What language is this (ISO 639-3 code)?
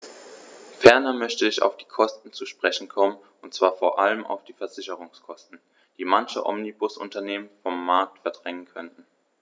deu